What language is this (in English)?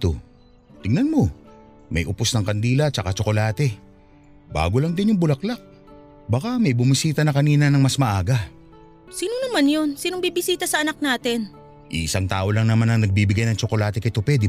Filipino